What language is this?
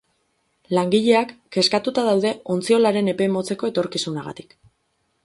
Basque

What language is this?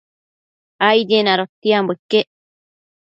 Matsés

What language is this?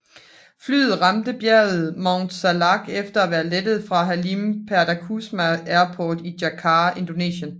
Danish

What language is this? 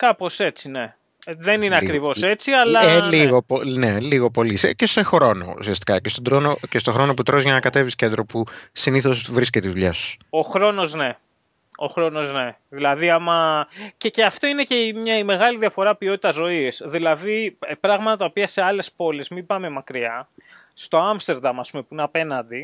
Greek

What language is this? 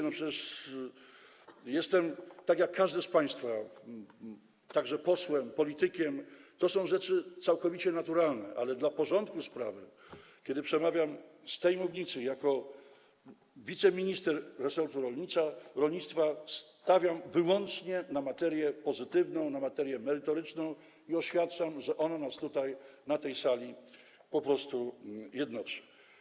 Polish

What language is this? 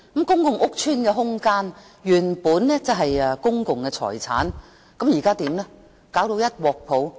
Cantonese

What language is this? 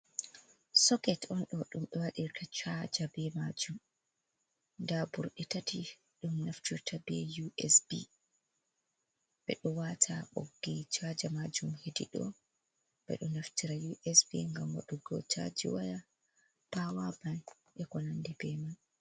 Fula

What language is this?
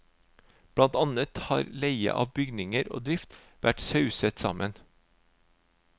Norwegian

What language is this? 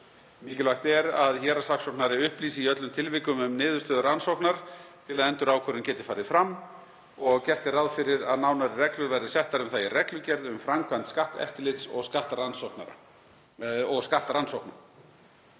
Icelandic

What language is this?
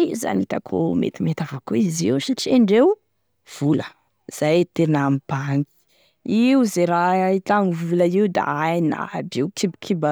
Tesaka Malagasy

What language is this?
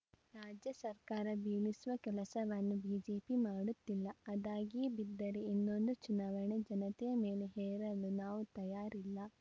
Kannada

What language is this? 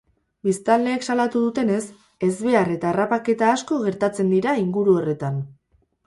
Basque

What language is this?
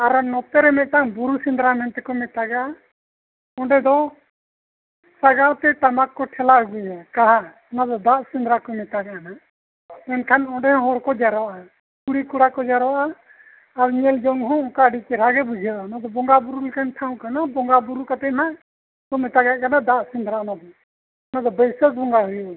Santali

